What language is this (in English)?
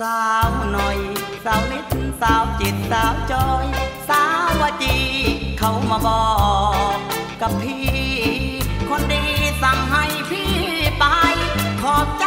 Thai